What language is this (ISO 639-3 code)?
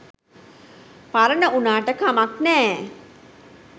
sin